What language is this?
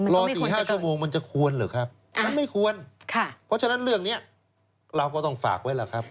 Thai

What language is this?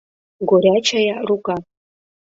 Mari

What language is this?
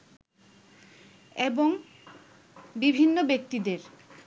Bangla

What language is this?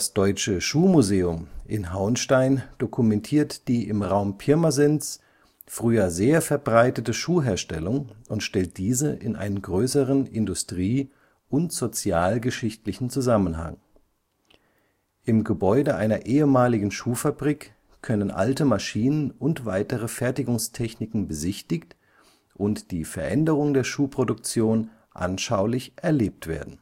German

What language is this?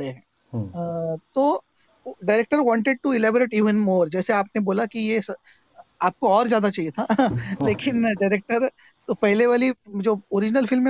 Hindi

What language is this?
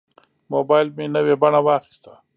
Pashto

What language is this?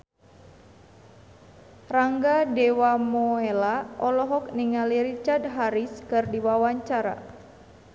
Sundanese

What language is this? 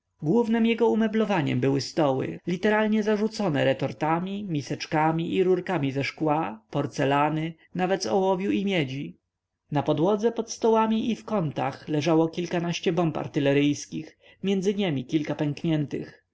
Polish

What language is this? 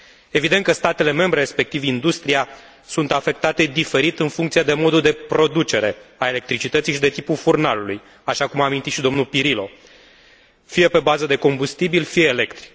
Romanian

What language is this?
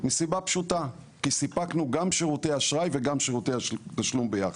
Hebrew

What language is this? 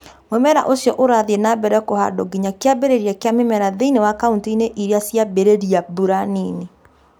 Kikuyu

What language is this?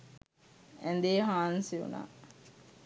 Sinhala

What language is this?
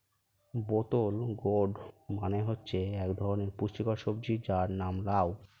Bangla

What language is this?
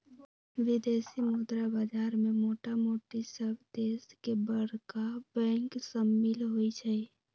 Magahi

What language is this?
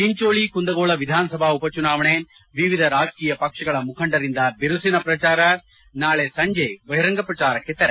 Kannada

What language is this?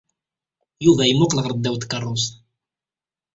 Kabyle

